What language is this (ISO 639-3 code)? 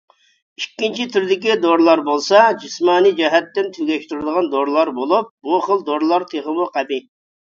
uig